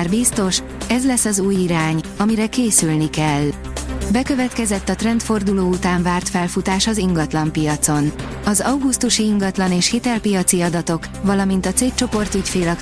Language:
Hungarian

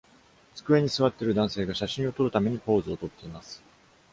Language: Japanese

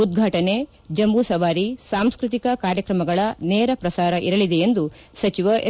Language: Kannada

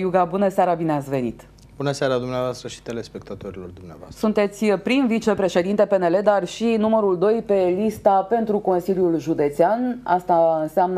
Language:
Romanian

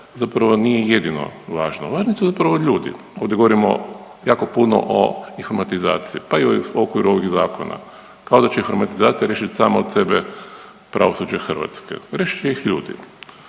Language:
Croatian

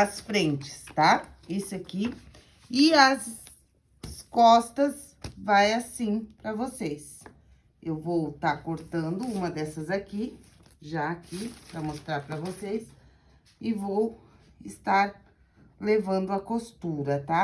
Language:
Portuguese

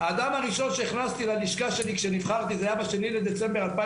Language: Hebrew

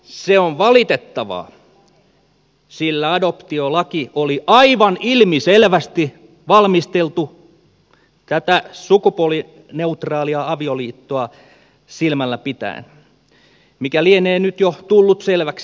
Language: Finnish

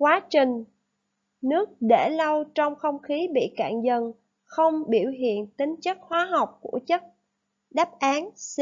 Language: Vietnamese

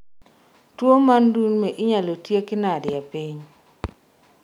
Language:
Luo (Kenya and Tanzania)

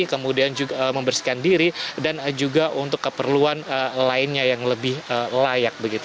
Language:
Indonesian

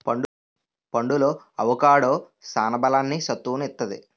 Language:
Telugu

